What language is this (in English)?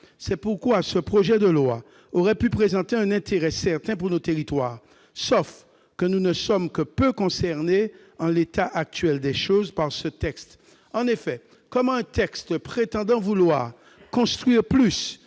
French